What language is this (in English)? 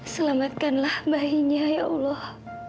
Indonesian